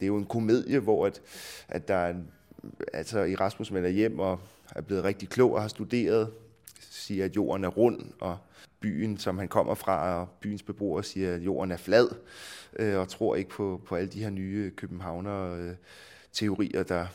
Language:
Danish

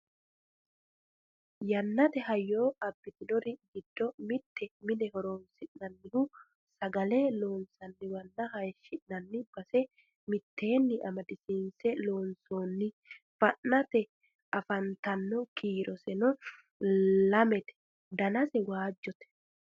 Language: Sidamo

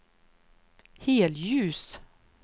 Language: Swedish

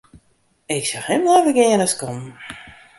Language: Western Frisian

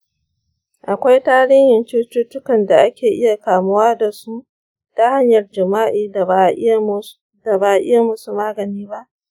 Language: Hausa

